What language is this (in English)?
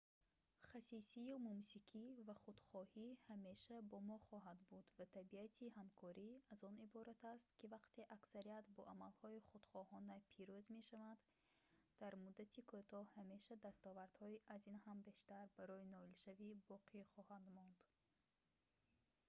Tajik